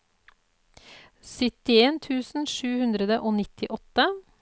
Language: Norwegian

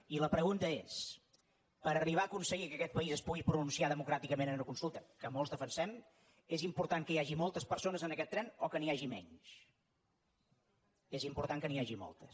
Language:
Catalan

